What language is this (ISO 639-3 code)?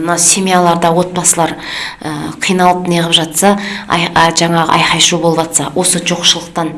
kaz